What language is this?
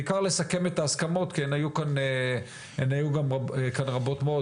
Hebrew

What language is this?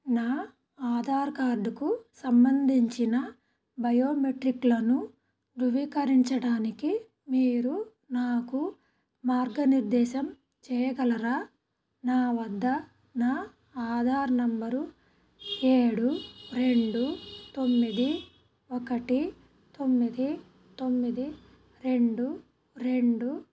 Telugu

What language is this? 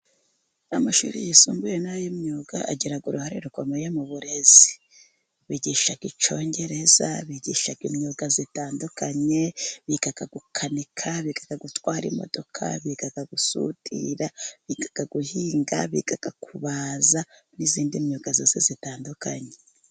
Kinyarwanda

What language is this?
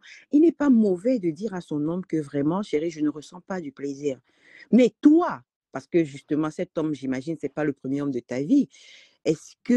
French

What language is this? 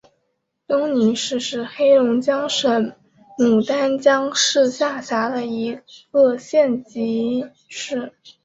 Chinese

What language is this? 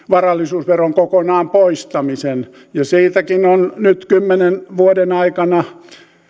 Finnish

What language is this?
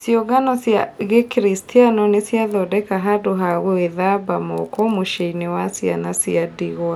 Kikuyu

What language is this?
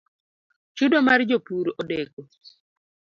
Luo (Kenya and Tanzania)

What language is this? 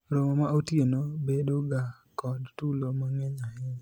Luo (Kenya and Tanzania)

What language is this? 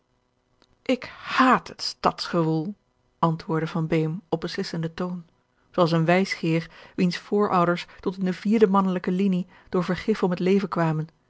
Dutch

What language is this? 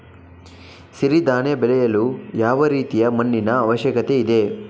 Kannada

